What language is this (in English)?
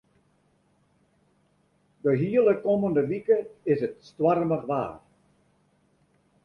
Western Frisian